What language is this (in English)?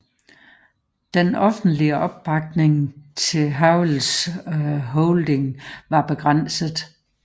Danish